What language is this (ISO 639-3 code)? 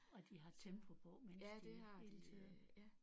dan